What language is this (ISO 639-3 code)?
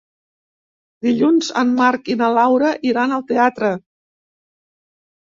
cat